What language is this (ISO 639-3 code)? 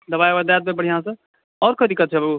mai